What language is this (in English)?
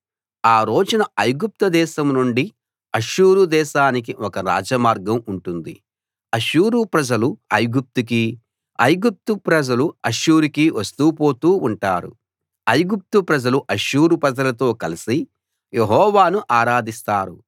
Telugu